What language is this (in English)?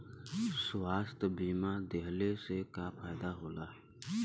Bhojpuri